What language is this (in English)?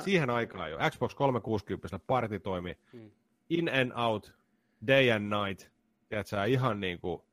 Finnish